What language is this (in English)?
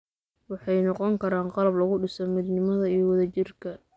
Somali